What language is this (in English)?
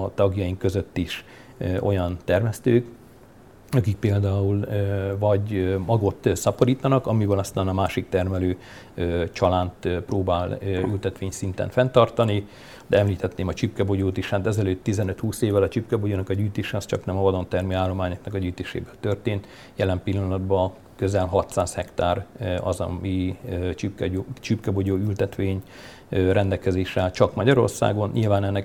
Hungarian